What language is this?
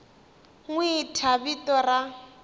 Tsonga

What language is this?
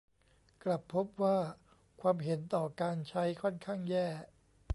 Thai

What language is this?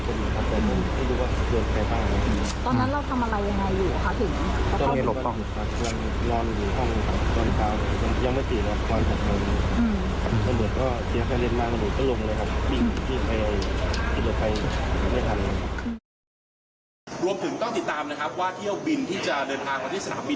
Thai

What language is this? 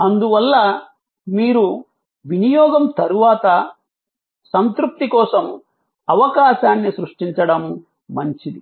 Telugu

